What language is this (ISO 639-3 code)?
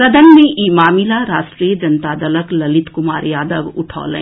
mai